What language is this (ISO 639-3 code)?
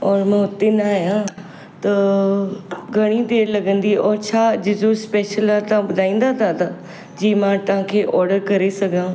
snd